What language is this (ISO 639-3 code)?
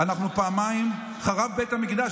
heb